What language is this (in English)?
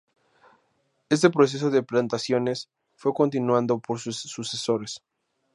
Spanish